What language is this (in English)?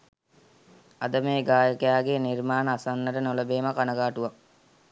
Sinhala